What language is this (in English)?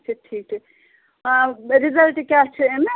Kashmiri